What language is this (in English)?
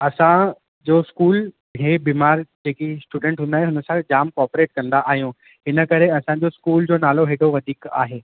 Sindhi